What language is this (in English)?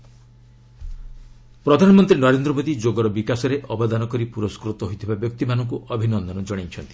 Odia